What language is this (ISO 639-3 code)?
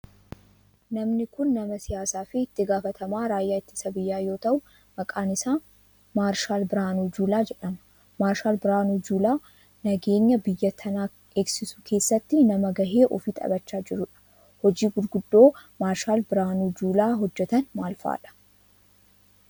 orm